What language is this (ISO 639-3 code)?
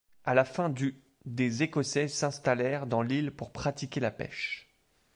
fra